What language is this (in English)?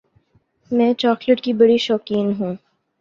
Urdu